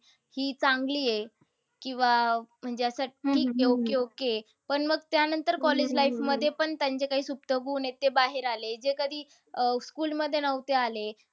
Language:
Marathi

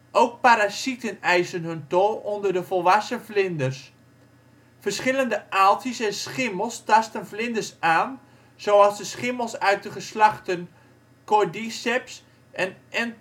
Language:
Dutch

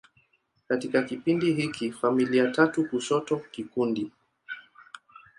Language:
Swahili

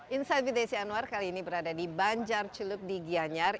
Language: Indonesian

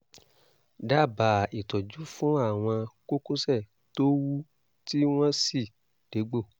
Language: Yoruba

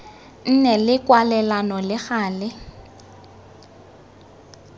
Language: Tswana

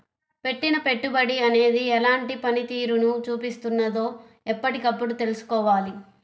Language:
Telugu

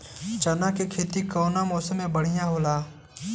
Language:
Bhojpuri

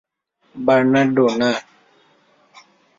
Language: Bangla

